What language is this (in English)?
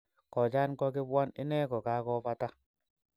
Kalenjin